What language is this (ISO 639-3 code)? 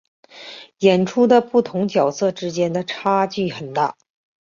zho